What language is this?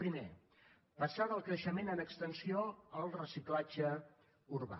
Catalan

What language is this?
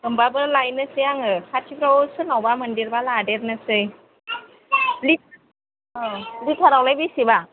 Bodo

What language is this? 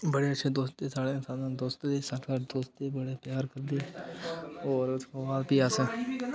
Dogri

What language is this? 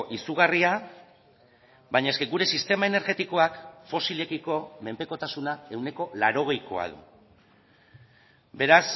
Basque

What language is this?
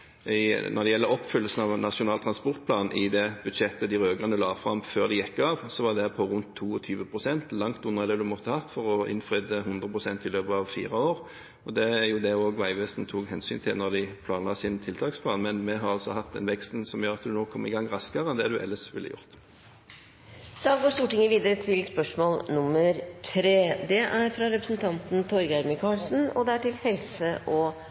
Norwegian Bokmål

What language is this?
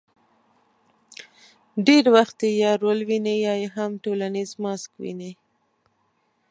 Pashto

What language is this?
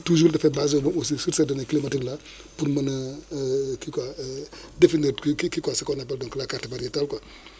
Wolof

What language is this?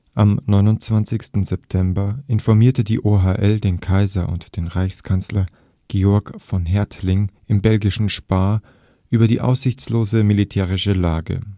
German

